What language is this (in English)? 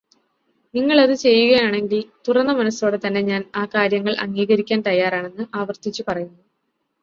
Malayalam